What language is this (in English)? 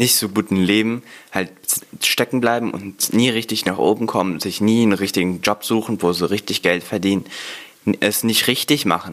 German